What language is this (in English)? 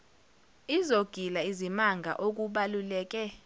Zulu